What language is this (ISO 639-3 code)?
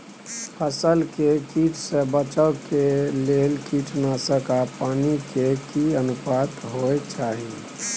mai